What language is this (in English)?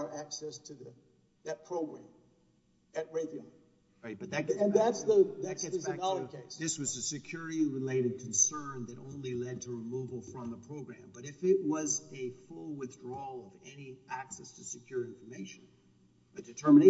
English